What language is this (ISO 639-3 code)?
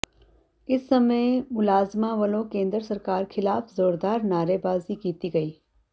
pan